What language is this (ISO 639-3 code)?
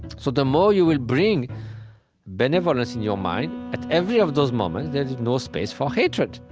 eng